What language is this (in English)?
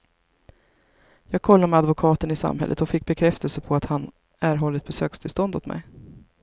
Swedish